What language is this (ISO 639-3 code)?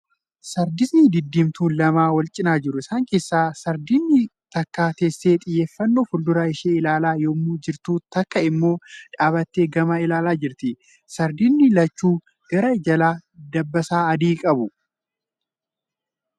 orm